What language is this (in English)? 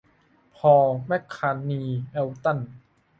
Thai